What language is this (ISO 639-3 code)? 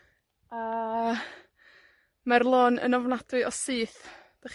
cym